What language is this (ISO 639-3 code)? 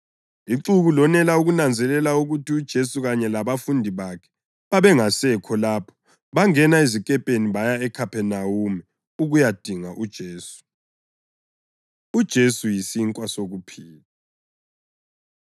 nde